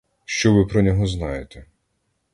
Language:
Ukrainian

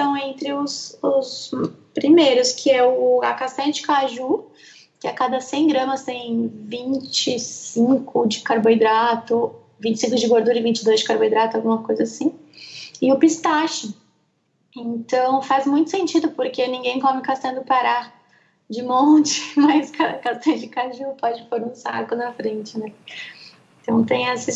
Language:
Portuguese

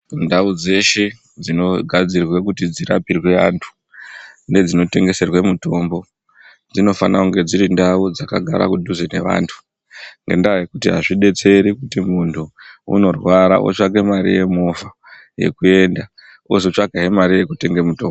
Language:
Ndau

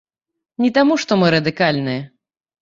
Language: Belarusian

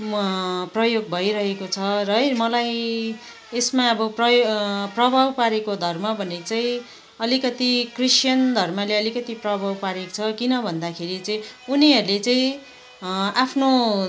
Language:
Nepali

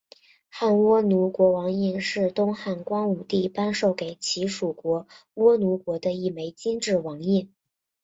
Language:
Chinese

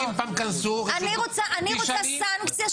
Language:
Hebrew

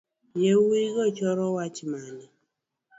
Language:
Luo (Kenya and Tanzania)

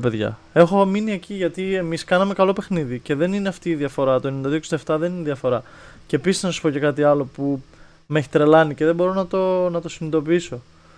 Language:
Greek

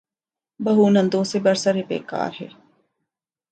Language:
Urdu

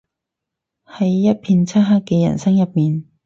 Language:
Cantonese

